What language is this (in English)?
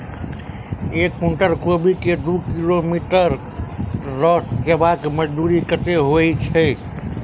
Maithili